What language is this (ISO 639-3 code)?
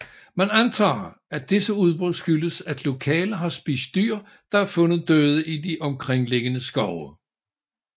dan